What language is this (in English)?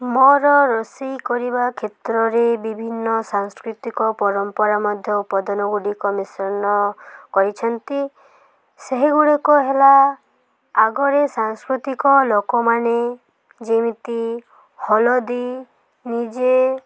Odia